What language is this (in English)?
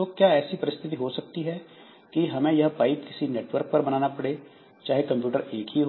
Hindi